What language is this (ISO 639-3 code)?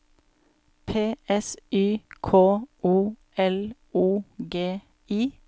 nor